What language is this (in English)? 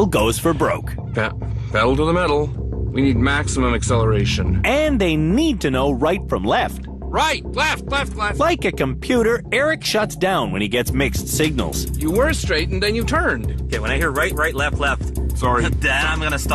English